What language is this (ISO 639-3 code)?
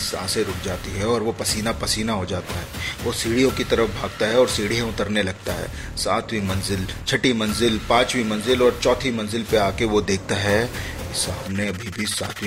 hin